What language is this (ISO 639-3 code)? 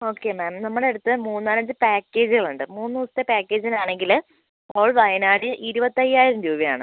mal